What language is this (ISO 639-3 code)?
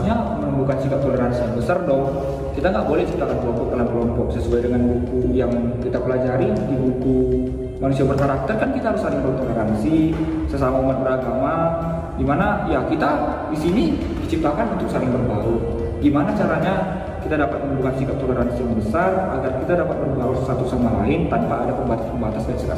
ind